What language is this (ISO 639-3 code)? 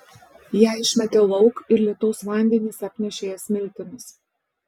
lit